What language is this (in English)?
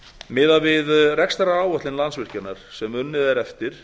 Icelandic